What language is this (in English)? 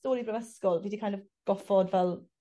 Welsh